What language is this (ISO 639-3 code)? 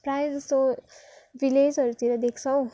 nep